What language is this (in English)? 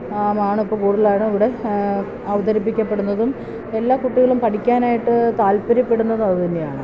Malayalam